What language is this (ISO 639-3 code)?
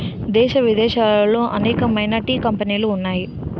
tel